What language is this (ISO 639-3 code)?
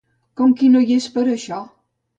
cat